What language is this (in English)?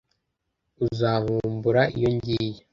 Kinyarwanda